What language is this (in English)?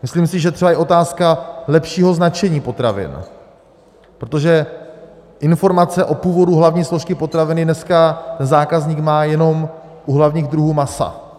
Czech